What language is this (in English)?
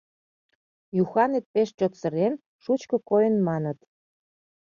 Mari